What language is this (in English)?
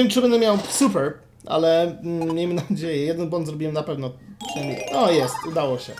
Polish